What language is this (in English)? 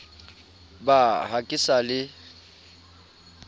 Southern Sotho